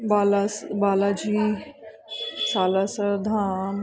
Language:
Punjabi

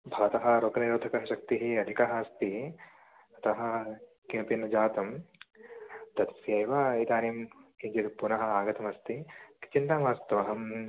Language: Sanskrit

